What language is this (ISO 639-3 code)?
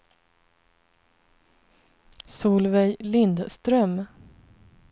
swe